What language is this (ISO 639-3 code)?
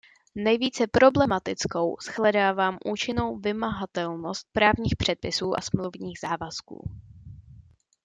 ces